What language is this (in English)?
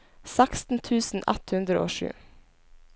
Norwegian